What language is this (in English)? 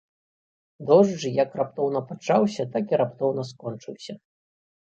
Belarusian